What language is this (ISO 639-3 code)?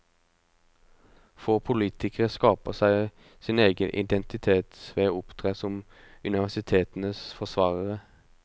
nor